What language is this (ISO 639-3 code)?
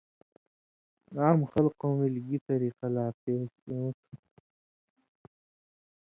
mvy